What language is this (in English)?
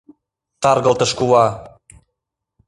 Mari